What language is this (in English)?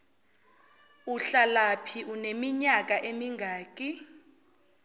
Zulu